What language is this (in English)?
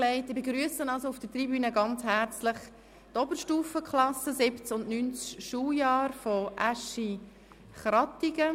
Swiss German